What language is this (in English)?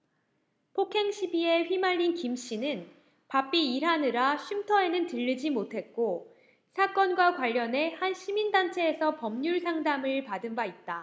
Korean